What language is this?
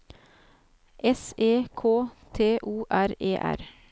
Norwegian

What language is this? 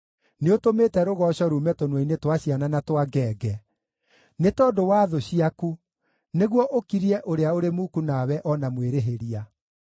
Kikuyu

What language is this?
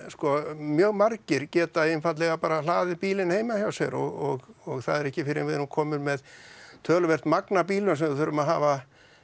Icelandic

